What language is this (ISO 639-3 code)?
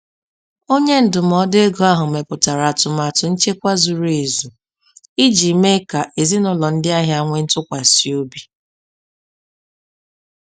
ibo